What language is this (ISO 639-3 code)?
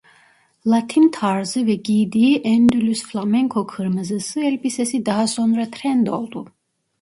tur